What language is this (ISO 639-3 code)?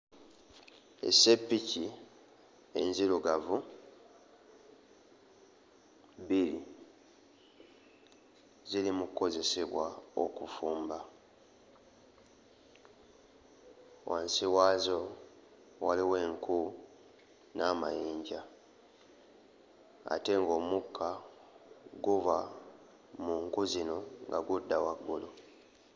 lug